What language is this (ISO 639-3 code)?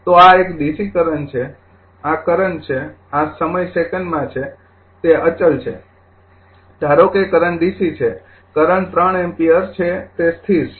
guj